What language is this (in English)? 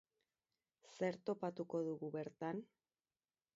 Basque